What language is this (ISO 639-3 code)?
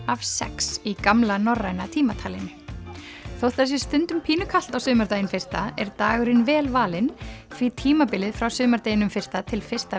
isl